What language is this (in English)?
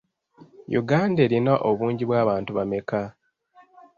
Ganda